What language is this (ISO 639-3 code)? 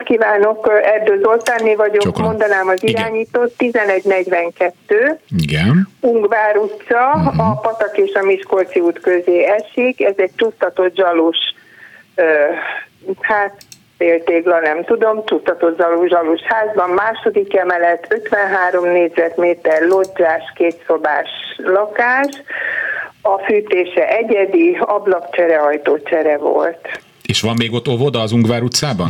hun